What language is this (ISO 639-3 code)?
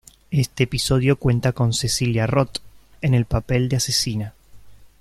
spa